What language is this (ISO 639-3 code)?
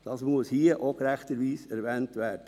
gsw